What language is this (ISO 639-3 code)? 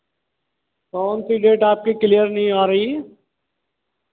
hin